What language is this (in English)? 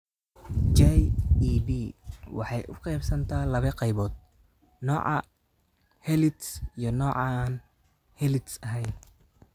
Somali